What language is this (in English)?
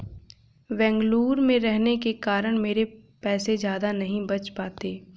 Hindi